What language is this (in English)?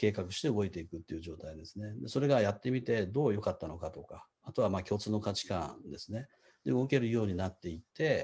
Japanese